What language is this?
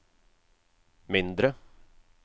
Norwegian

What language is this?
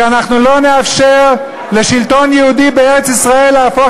Hebrew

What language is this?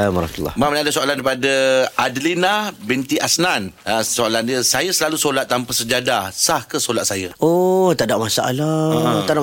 Malay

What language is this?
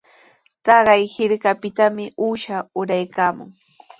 Sihuas Ancash Quechua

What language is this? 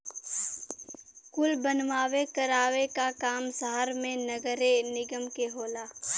Bhojpuri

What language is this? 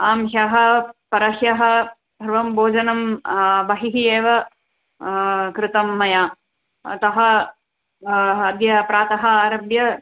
Sanskrit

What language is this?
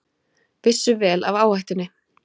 Icelandic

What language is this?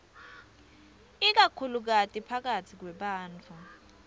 Swati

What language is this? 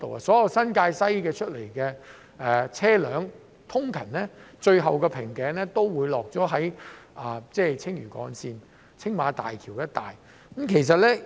Cantonese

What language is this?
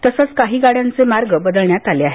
Marathi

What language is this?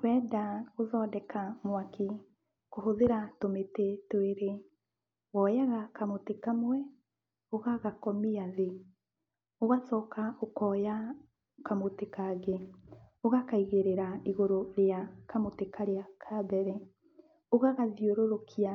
Kikuyu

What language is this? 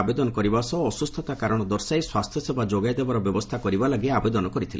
Odia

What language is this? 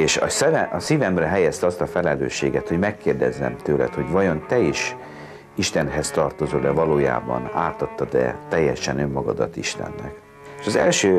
Hungarian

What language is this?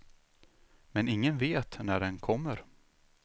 Swedish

